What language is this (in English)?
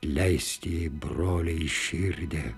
Lithuanian